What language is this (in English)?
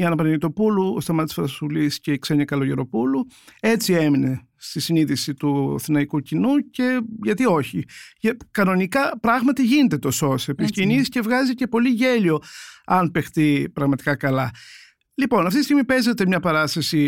Greek